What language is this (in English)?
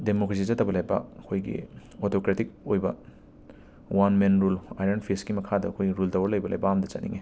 Manipuri